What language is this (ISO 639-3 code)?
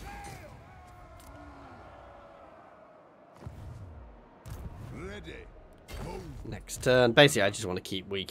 eng